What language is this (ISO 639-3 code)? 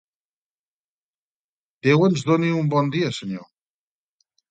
cat